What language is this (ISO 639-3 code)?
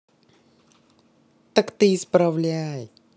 rus